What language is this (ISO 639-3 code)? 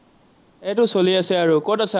asm